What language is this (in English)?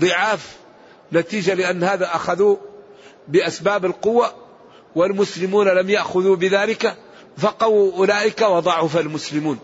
Arabic